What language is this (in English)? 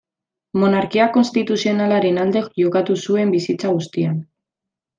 Basque